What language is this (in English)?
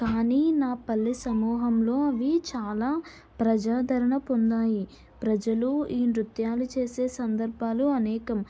Telugu